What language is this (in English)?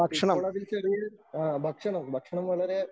Malayalam